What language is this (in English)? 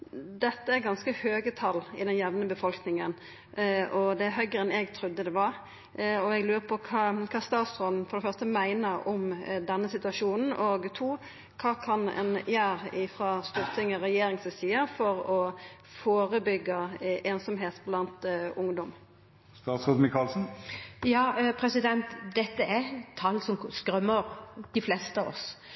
Norwegian Nynorsk